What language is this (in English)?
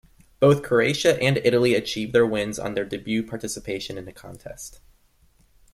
English